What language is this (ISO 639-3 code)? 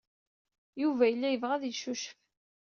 kab